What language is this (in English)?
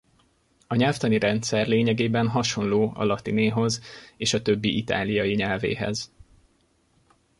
Hungarian